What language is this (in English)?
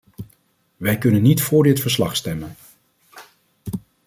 Dutch